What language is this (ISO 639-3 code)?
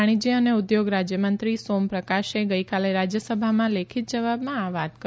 guj